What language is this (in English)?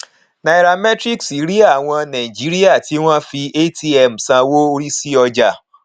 Yoruba